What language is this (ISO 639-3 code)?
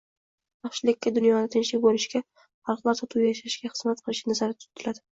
uzb